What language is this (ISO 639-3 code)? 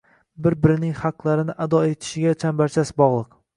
uzb